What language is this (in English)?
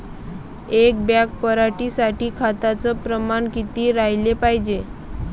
Marathi